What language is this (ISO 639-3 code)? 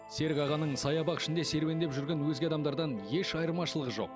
kaz